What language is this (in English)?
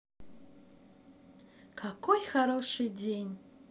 Russian